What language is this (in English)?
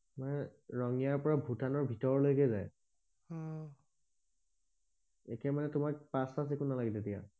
Assamese